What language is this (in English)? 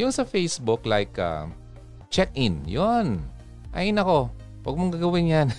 Filipino